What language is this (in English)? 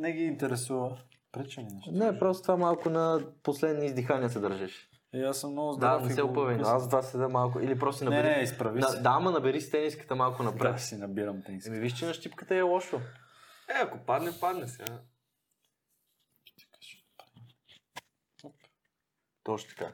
Bulgarian